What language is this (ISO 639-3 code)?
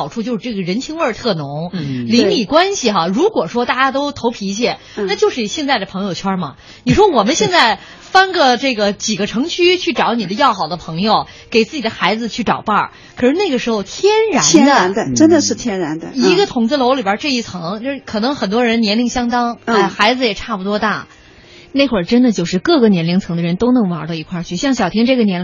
zho